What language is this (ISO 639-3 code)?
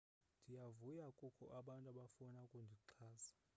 xho